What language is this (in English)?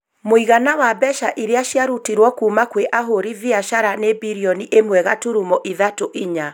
Kikuyu